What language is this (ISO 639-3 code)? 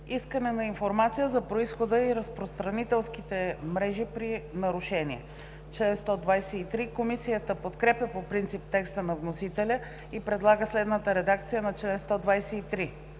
bul